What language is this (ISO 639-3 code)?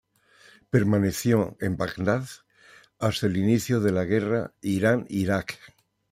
spa